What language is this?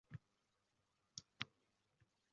Uzbek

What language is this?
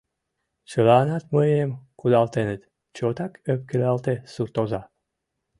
Mari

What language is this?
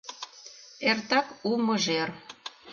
Mari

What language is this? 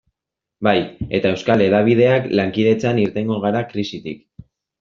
Basque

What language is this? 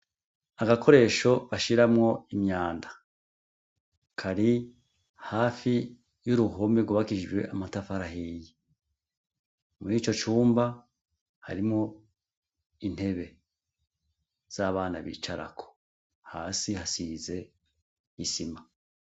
Rundi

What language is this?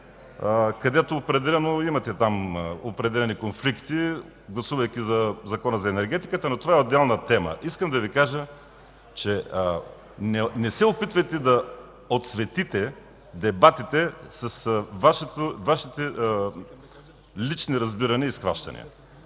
Bulgarian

